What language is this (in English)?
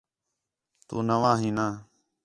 Khetrani